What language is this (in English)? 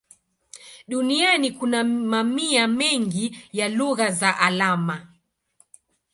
Swahili